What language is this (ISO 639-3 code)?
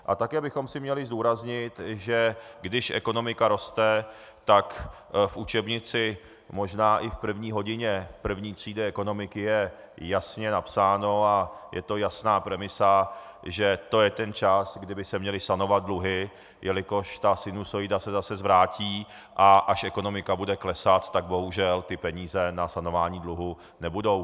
ces